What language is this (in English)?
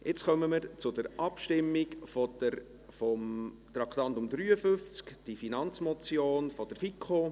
Swiss German